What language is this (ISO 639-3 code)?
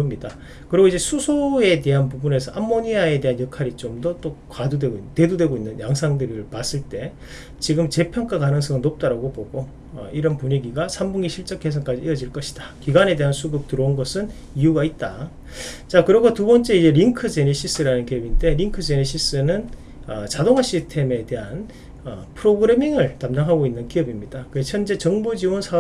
kor